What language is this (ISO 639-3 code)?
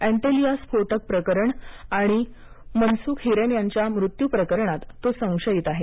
mar